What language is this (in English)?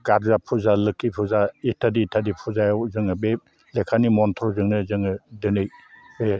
Bodo